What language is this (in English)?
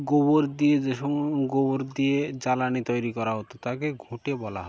Bangla